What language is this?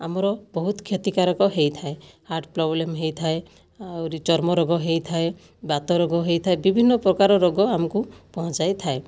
Odia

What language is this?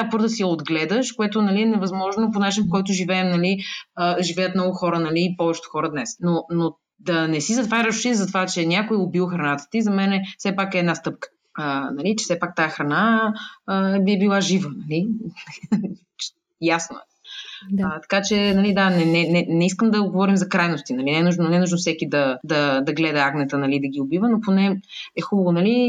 Bulgarian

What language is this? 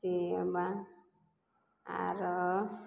Maithili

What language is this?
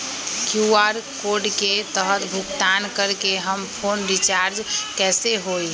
Magahi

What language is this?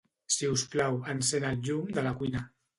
Catalan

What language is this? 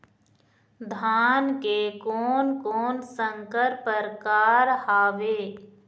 Chhattisgarhi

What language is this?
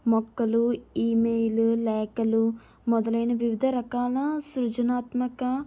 Telugu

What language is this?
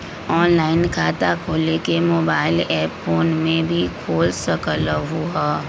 Magahi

